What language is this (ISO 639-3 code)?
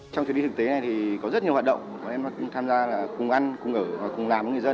vie